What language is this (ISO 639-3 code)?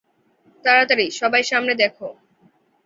ben